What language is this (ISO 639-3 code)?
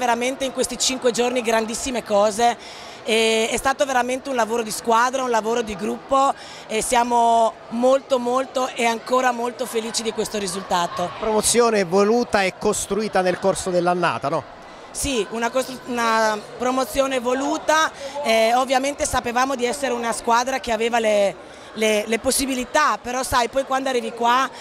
ita